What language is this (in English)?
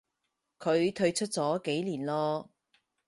Cantonese